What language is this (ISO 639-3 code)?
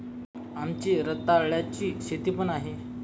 mar